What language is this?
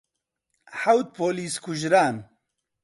Central Kurdish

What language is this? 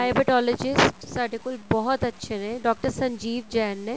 Punjabi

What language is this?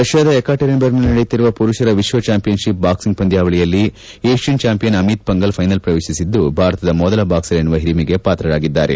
Kannada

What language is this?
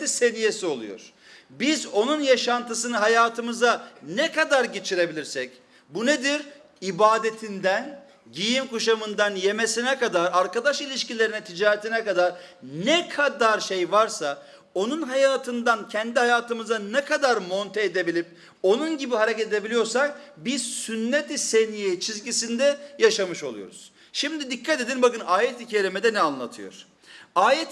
Turkish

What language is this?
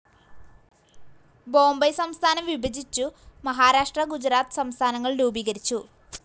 Malayalam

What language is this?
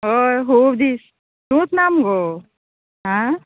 Konkani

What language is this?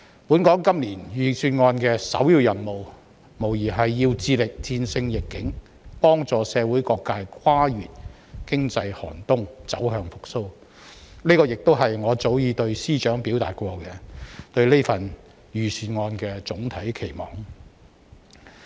Cantonese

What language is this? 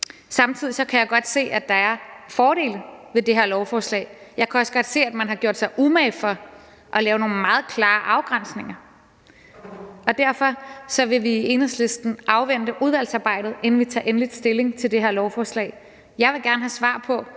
Danish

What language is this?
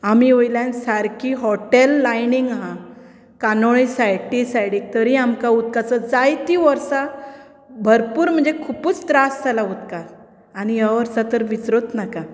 Konkani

